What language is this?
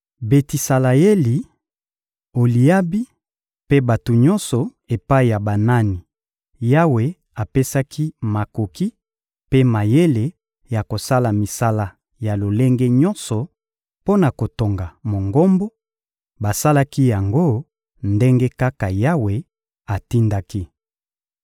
Lingala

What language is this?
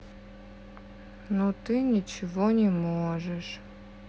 Russian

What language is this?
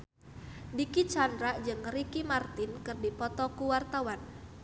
Sundanese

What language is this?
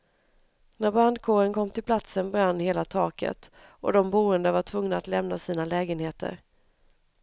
Swedish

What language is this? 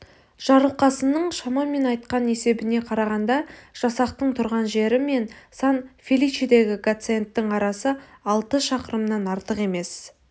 Kazakh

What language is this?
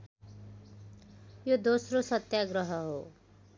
Nepali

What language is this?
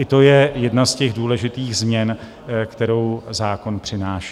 Czech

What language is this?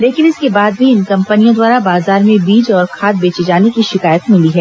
Hindi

